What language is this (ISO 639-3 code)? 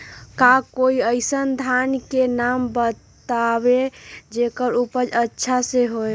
mag